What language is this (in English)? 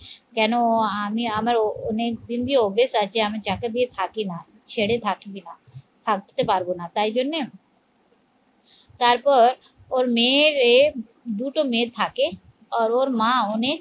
Bangla